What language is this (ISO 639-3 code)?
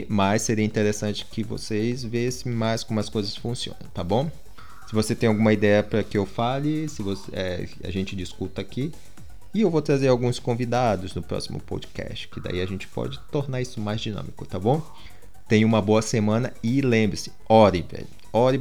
por